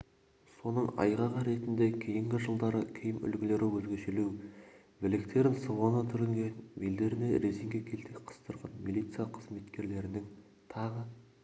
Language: Kazakh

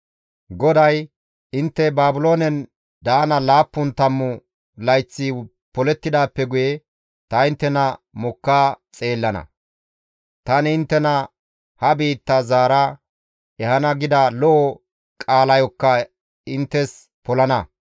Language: Gamo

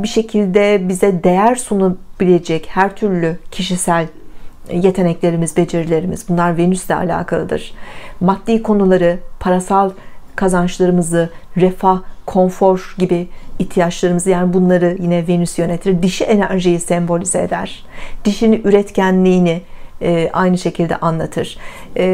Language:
Turkish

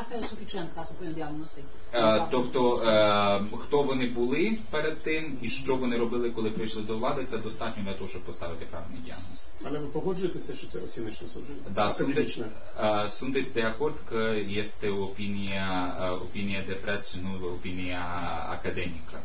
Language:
Romanian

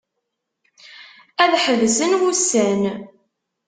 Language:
Kabyle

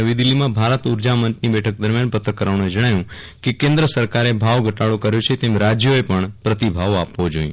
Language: Gujarati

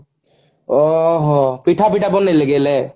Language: Odia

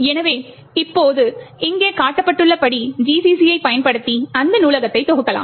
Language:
Tamil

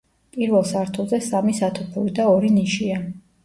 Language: Georgian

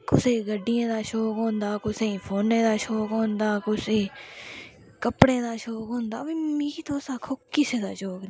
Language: Dogri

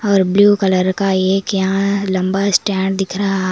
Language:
Hindi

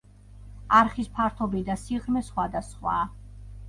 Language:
Georgian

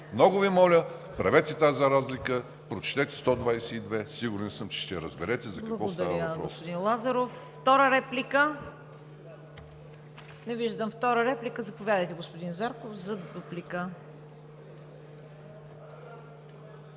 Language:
Bulgarian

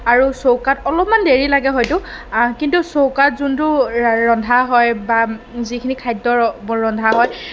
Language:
Assamese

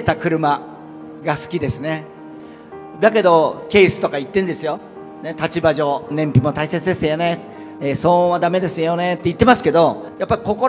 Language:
Japanese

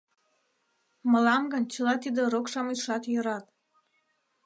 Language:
Mari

